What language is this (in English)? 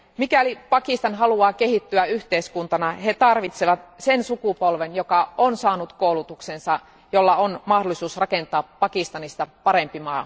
Finnish